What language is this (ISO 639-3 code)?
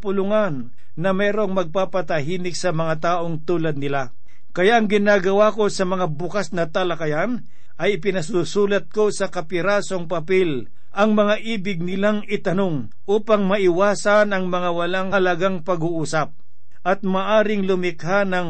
fil